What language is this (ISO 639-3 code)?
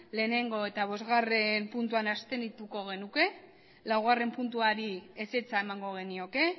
eus